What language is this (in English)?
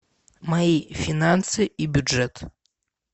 Russian